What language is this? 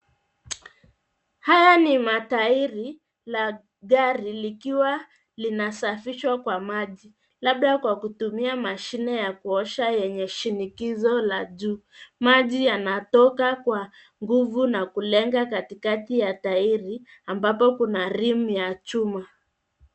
Swahili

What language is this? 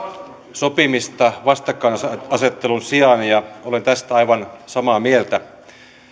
Finnish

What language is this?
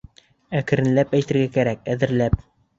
Bashkir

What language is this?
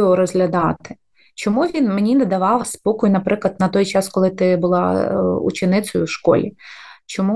Ukrainian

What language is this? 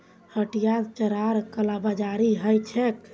Magahi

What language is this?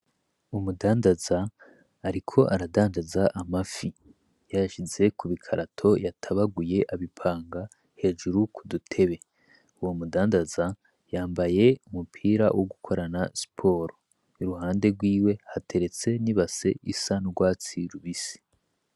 Rundi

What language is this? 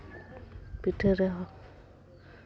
Santali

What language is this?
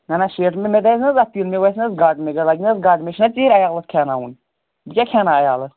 Kashmiri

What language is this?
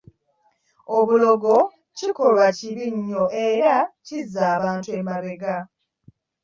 Ganda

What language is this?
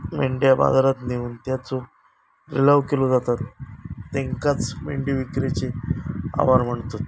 Marathi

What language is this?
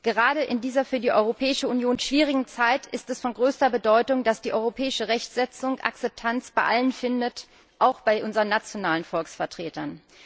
German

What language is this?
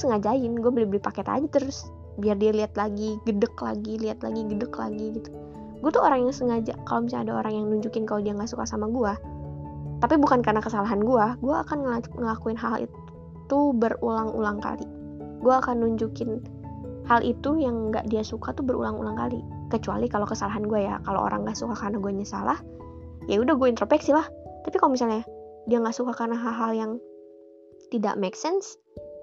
Indonesian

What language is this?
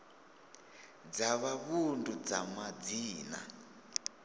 Venda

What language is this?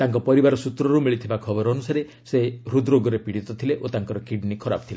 Odia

